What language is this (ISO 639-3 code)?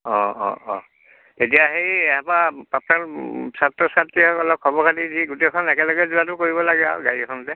asm